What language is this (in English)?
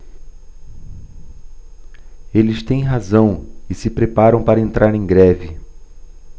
Portuguese